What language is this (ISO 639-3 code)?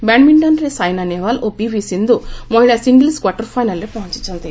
ori